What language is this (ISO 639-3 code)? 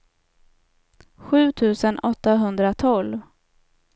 swe